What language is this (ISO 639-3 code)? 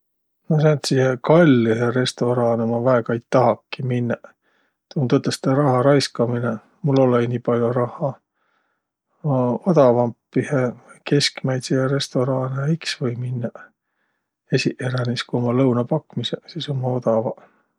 vro